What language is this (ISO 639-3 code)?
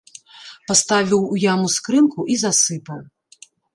bel